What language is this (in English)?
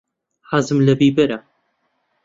Central Kurdish